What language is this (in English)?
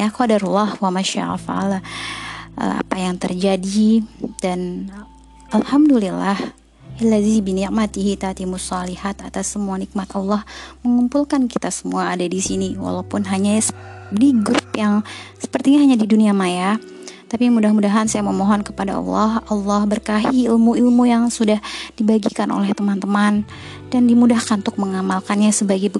Indonesian